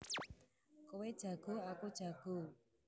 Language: Javanese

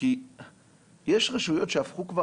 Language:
Hebrew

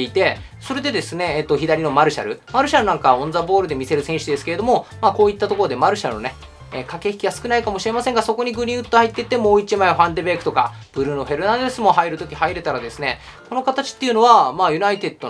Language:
Japanese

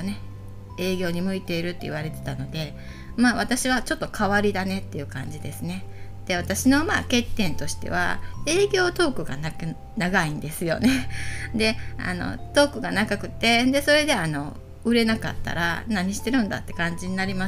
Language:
Japanese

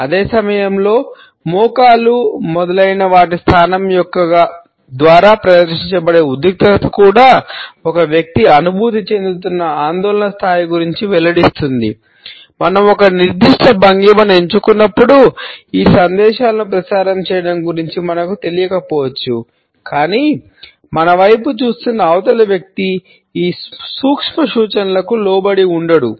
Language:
Telugu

